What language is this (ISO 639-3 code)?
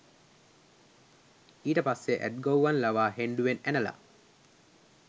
sin